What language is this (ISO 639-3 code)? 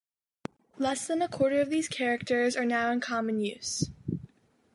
eng